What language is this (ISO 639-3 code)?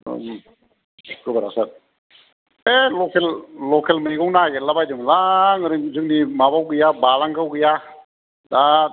brx